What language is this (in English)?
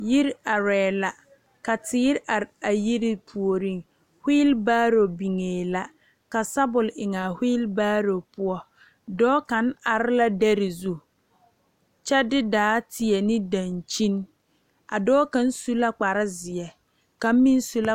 Southern Dagaare